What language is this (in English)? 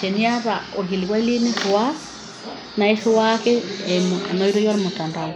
Masai